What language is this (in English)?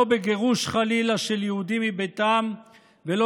Hebrew